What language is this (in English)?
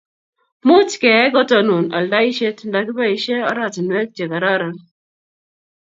Kalenjin